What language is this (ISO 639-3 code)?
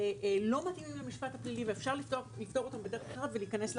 heb